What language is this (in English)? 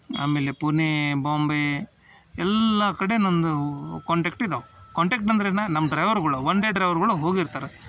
Kannada